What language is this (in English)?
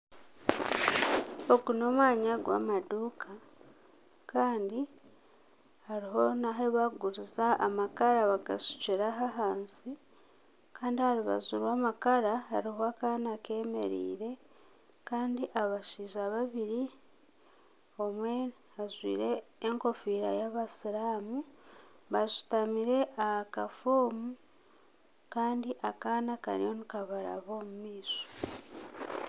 Nyankole